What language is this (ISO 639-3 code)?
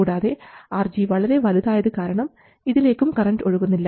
mal